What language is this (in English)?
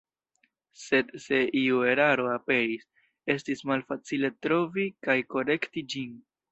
Esperanto